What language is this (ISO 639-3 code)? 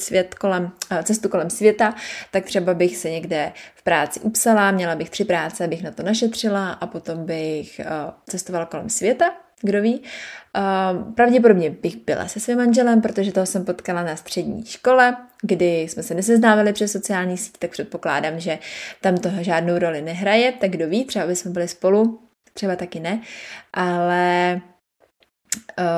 ces